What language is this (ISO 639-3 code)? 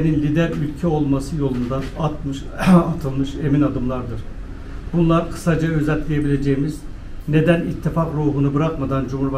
tur